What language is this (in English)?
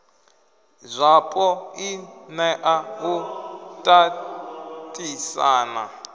Venda